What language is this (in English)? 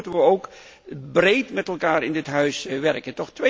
Dutch